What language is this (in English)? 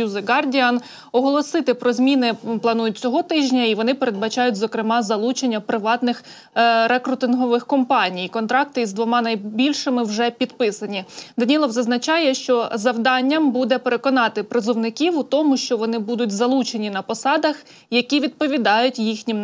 Ukrainian